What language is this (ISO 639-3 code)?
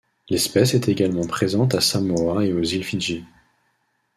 fra